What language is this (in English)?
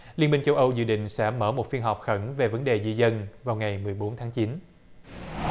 Vietnamese